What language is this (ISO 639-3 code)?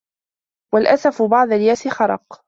ara